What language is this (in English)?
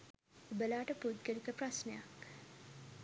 Sinhala